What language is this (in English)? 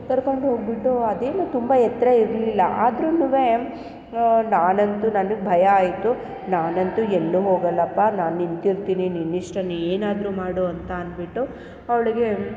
Kannada